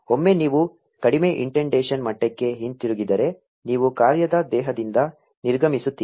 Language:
Kannada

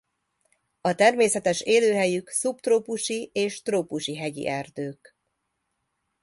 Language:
Hungarian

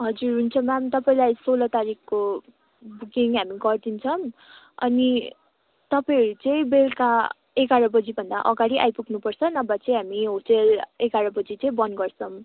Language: Nepali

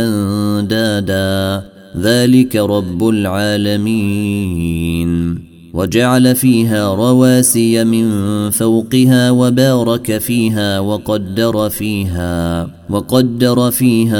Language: Arabic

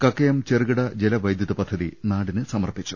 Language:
Malayalam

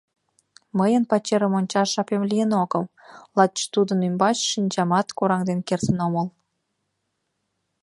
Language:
Mari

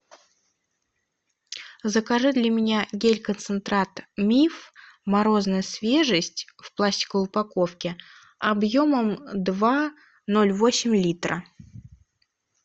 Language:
Russian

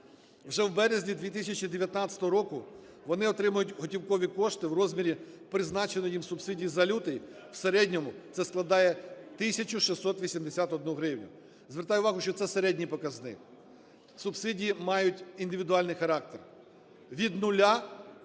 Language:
Ukrainian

